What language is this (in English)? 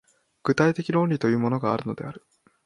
Japanese